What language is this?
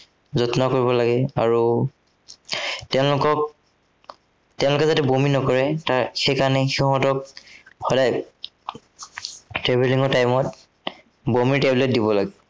Assamese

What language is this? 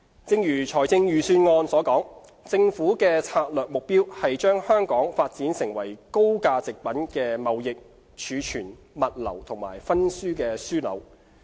Cantonese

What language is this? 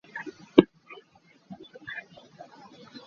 Hakha Chin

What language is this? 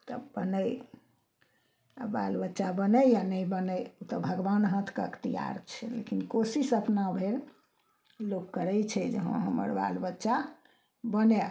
Maithili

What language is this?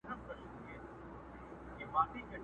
Pashto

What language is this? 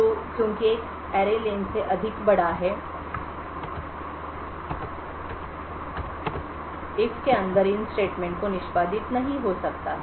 Hindi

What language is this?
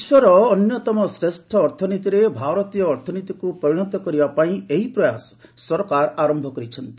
Odia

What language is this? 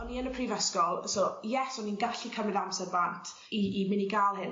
Welsh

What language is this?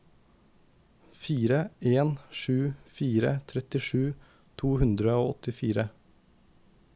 Norwegian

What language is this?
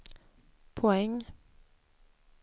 Swedish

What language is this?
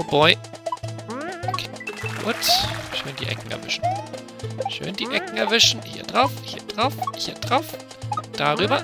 German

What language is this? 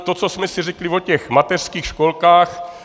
Czech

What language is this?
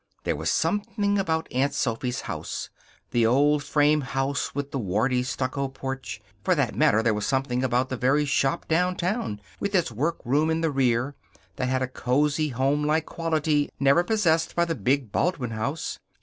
English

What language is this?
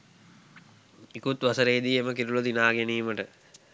Sinhala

